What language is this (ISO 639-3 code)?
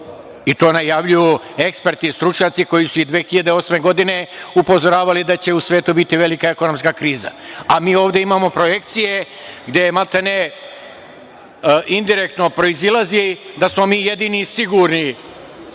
srp